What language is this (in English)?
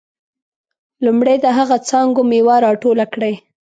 Pashto